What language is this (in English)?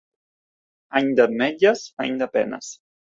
Catalan